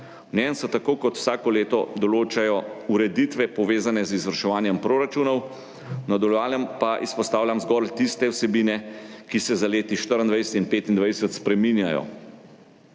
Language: Slovenian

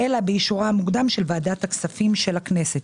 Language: Hebrew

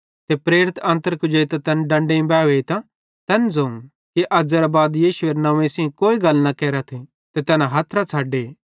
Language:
Bhadrawahi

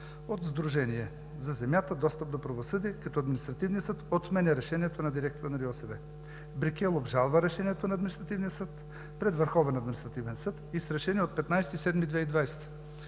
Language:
Bulgarian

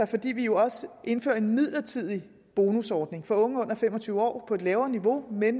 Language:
Danish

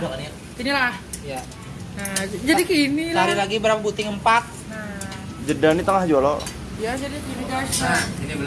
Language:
Indonesian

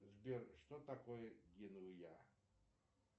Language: Russian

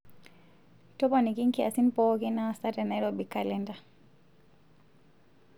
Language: Masai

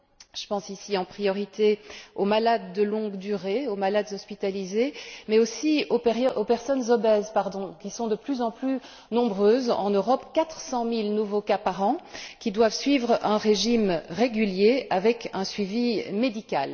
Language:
French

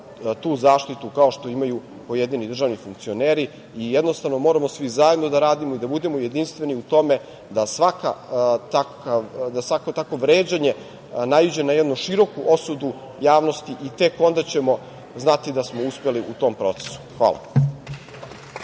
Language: Serbian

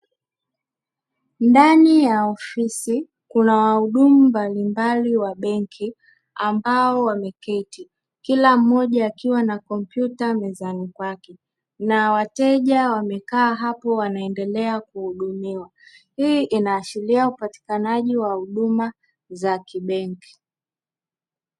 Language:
Swahili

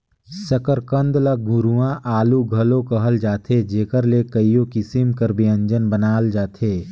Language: Chhattisgarhi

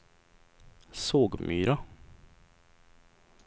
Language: Swedish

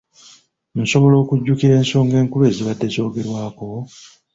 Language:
Ganda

